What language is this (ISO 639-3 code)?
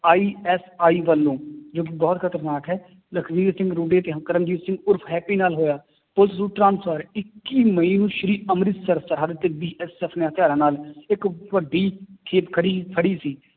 pan